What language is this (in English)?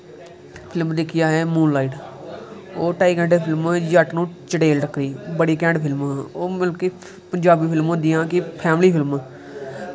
Dogri